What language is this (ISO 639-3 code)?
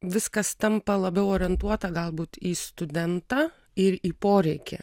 lit